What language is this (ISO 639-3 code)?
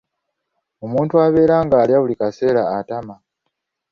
lug